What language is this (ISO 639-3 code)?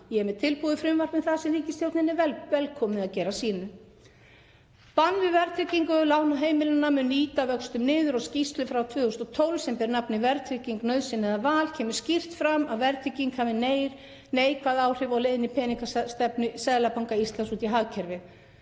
isl